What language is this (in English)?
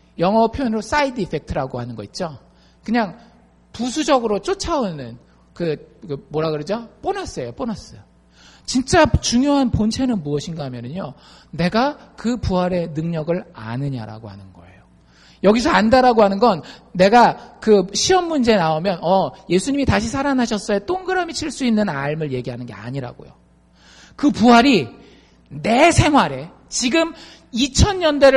Korean